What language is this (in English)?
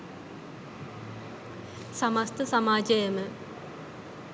Sinhala